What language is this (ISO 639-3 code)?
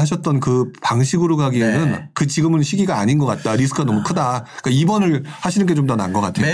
kor